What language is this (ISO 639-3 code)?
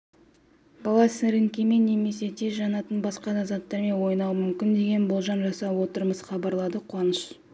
kaz